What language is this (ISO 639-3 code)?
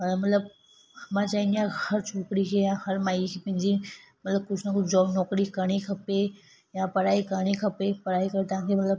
snd